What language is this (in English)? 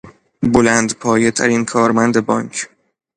Persian